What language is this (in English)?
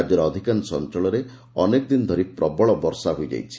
Odia